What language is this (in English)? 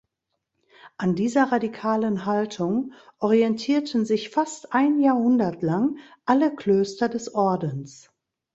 German